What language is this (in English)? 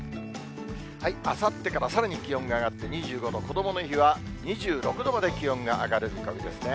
Japanese